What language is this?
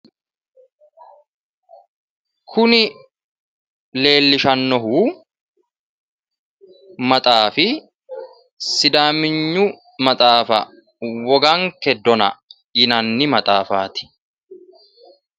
Sidamo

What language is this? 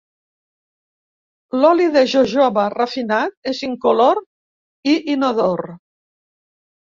Catalan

